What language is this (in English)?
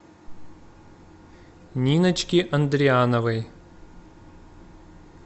Russian